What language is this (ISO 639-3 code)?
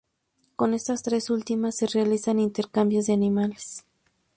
spa